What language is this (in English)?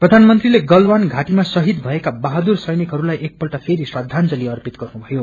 Nepali